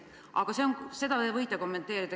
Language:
Estonian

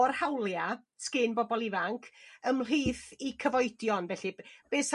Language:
Welsh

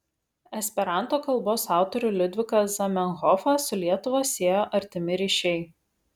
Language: Lithuanian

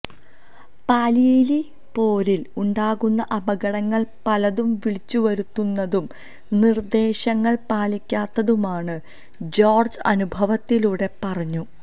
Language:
Malayalam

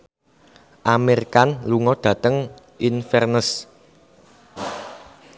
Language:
Javanese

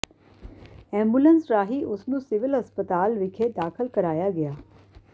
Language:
Punjabi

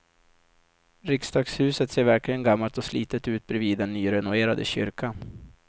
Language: Swedish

